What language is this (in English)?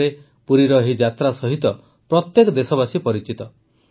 Odia